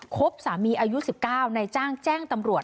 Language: Thai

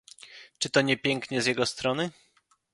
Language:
Polish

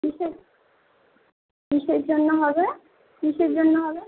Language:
Bangla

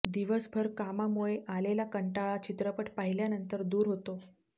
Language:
Marathi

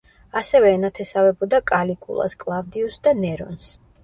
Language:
Georgian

